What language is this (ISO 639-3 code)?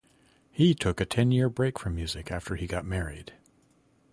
eng